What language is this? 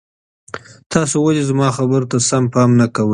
Pashto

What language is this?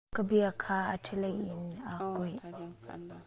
Hakha Chin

